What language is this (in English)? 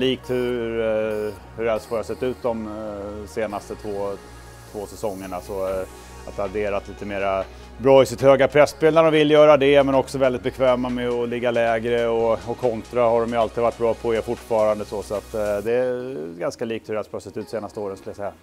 Swedish